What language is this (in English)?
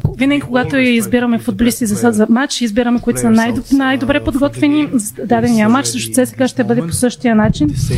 Bulgarian